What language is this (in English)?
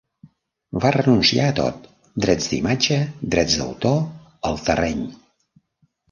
Catalan